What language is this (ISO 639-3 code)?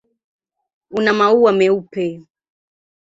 swa